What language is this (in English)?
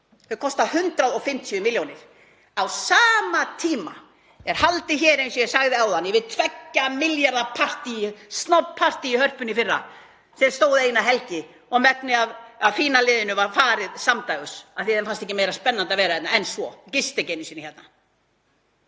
Icelandic